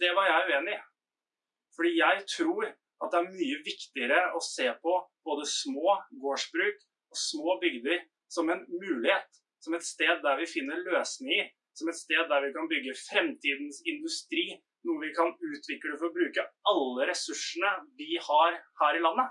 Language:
Norwegian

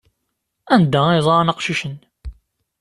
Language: Kabyle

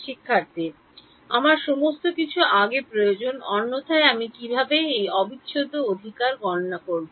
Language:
Bangla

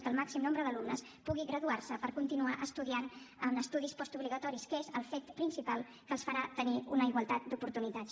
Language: Catalan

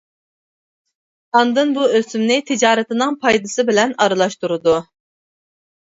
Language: Uyghur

